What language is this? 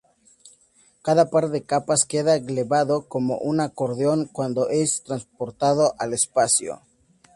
Spanish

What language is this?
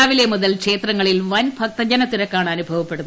Malayalam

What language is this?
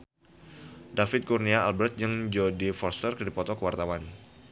Sundanese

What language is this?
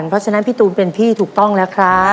Thai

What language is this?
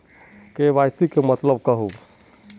Magahi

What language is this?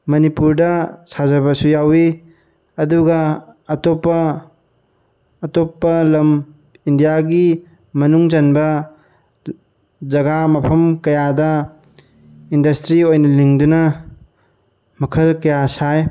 Manipuri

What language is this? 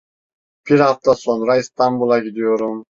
Turkish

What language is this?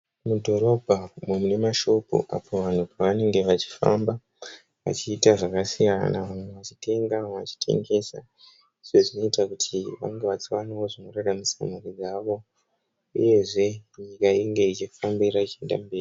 Shona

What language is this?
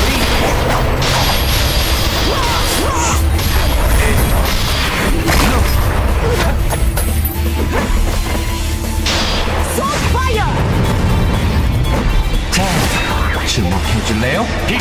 Korean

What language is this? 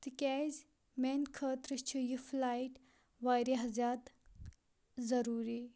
Kashmiri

